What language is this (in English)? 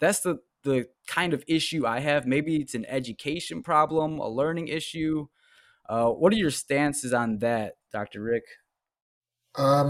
English